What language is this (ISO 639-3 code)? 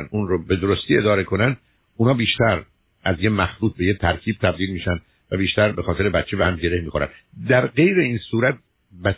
fas